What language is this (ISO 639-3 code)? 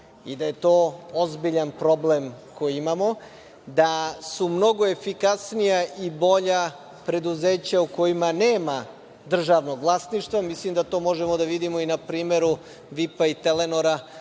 srp